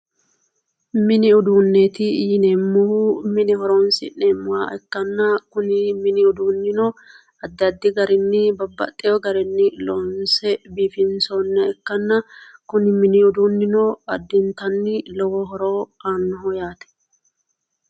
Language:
Sidamo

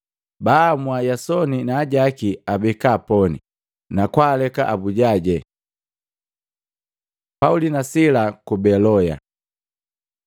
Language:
Matengo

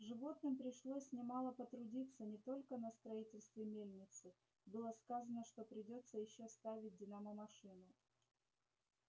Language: Russian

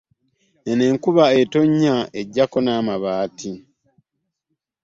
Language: Ganda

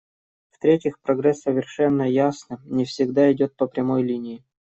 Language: Russian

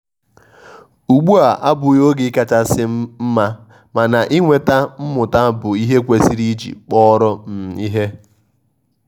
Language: Igbo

